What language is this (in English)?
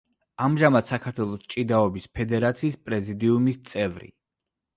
Georgian